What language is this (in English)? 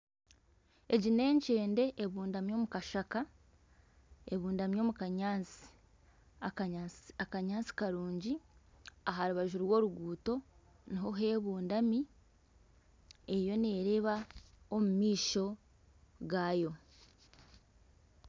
Nyankole